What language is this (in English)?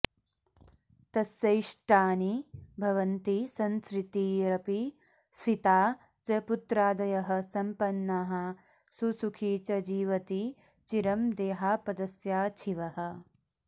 Sanskrit